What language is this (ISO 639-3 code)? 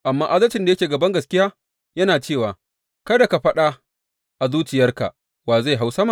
hau